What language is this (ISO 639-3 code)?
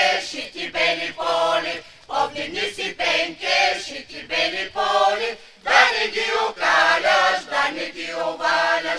bul